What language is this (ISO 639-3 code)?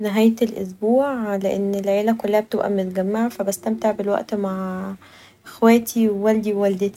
arz